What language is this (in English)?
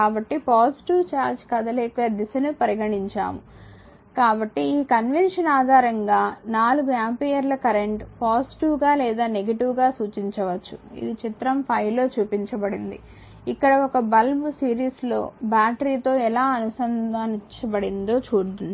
Telugu